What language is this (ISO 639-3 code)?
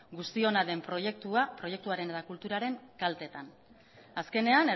eus